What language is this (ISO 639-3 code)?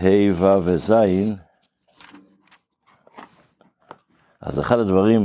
heb